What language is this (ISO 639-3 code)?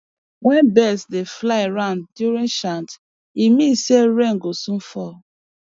pcm